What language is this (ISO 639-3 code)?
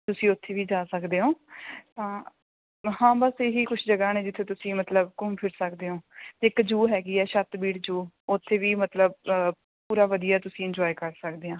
pan